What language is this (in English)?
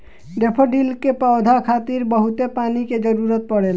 Bhojpuri